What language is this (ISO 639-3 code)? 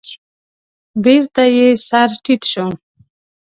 pus